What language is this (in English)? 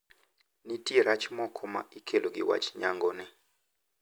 Luo (Kenya and Tanzania)